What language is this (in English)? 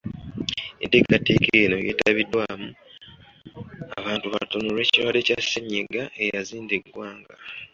Ganda